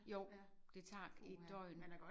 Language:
Danish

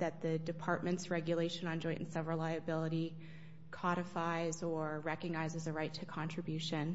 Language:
English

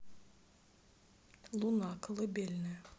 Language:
Russian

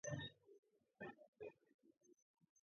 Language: Georgian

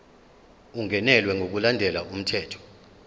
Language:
Zulu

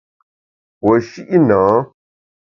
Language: Bamun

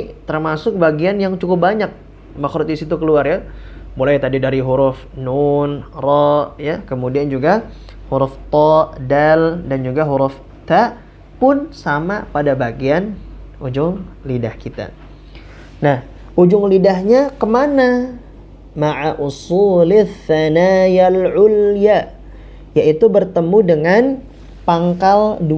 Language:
Indonesian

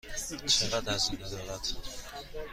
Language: Persian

